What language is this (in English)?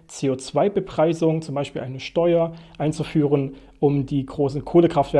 German